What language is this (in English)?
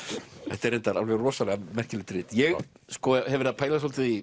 Icelandic